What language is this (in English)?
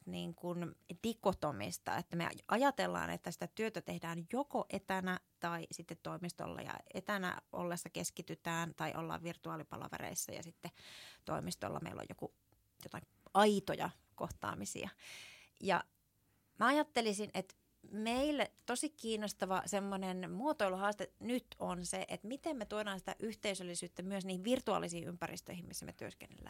Finnish